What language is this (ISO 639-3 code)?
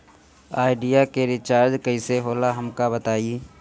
bho